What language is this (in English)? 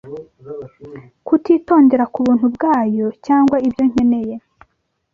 Kinyarwanda